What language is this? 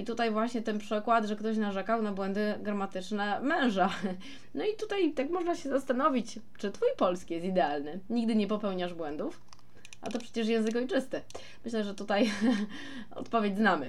Polish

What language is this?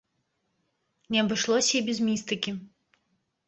Belarusian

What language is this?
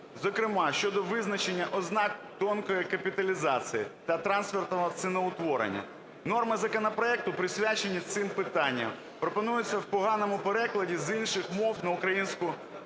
Ukrainian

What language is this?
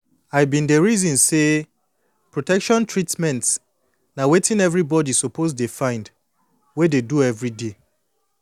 Nigerian Pidgin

